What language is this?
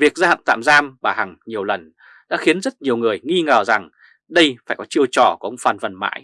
Vietnamese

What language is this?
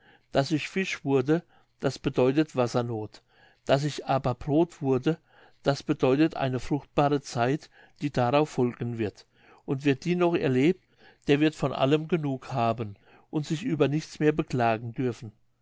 German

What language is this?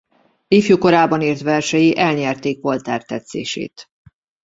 Hungarian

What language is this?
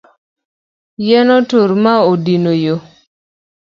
Luo (Kenya and Tanzania)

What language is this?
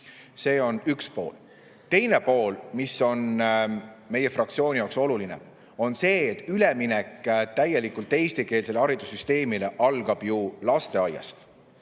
Estonian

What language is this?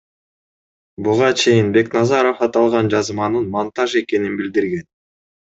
Kyrgyz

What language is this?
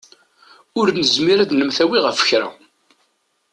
Kabyle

